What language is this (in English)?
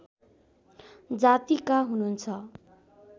Nepali